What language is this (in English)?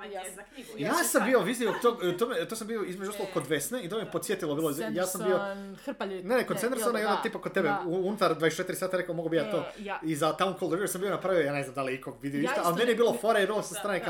Croatian